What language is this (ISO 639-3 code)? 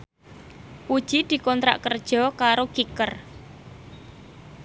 jav